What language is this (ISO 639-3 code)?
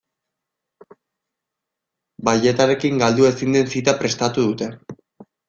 eus